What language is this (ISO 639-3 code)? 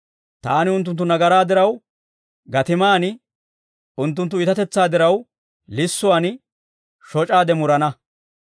dwr